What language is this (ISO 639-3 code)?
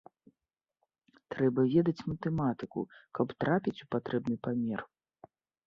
bel